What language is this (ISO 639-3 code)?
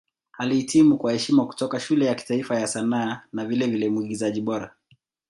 swa